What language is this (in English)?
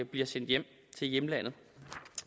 Danish